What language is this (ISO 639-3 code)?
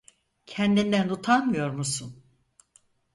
tur